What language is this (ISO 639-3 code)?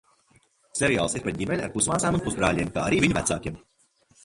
lav